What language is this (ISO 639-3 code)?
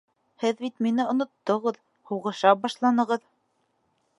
bak